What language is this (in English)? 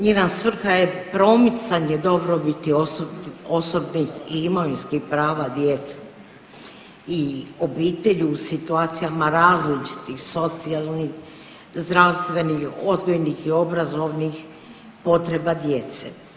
Croatian